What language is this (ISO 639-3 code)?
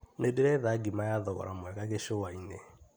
kik